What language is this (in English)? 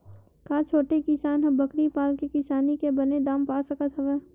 Chhattisgarhi